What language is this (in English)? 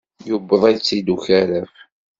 Kabyle